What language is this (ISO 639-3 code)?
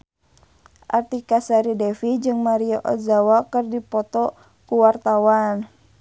sun